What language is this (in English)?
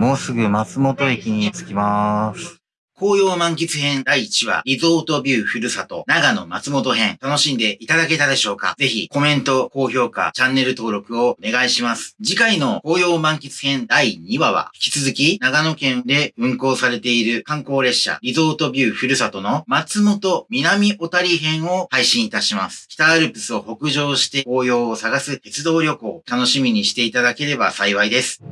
Japanese